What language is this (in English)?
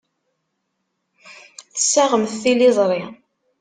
Kabyle